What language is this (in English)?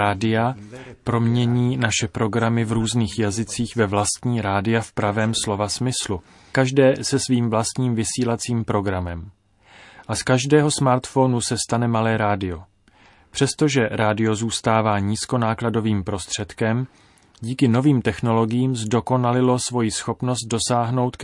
Czech